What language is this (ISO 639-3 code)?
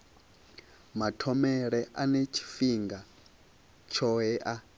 ven